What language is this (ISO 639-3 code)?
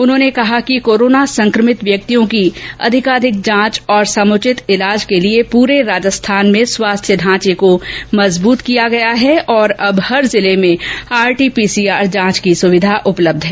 hin